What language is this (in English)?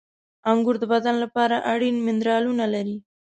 Pashto